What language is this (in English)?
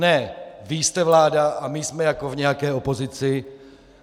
Czech